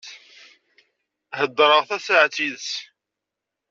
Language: Kabyle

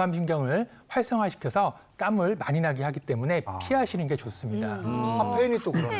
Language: Korean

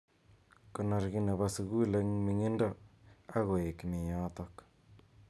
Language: Kalenjin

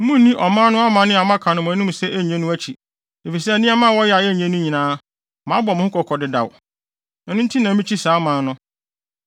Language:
Akan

